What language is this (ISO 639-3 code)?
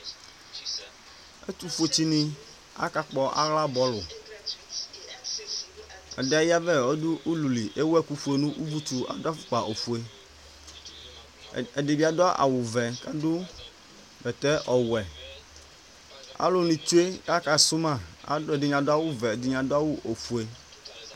kpo